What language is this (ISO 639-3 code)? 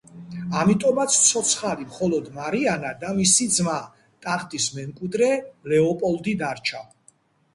kat